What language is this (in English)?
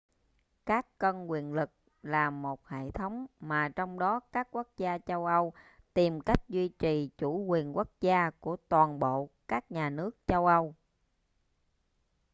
Vietnamese